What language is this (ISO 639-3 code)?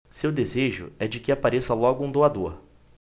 por